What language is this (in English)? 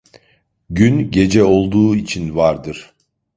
Turkish